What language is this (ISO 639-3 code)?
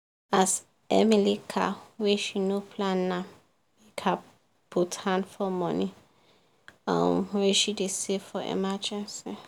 pcm